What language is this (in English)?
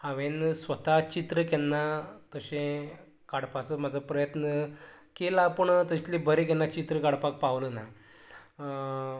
Konkani